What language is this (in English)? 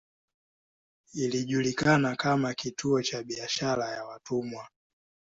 Swahili